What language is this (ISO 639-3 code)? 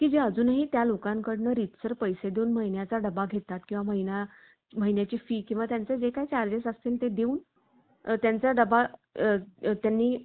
mar